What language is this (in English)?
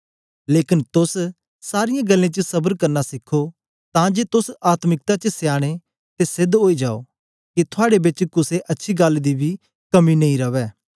Dogri